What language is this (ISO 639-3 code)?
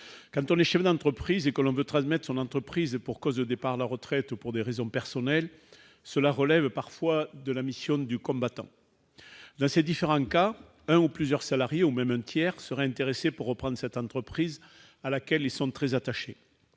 fra